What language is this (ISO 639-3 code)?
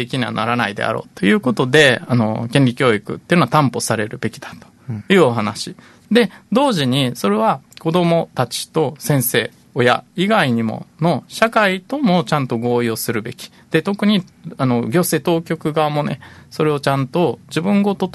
jpn